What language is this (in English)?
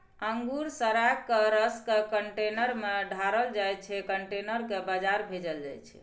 Maithili